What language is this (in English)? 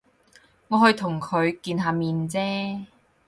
Cantonese